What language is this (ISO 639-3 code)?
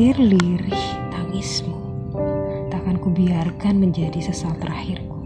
ind